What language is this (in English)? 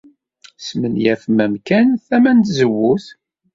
Kabyle